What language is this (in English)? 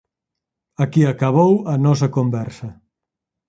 Galician